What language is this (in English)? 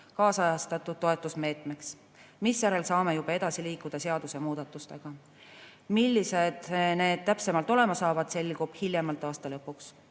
Estonian